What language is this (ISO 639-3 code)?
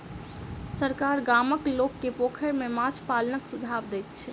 mai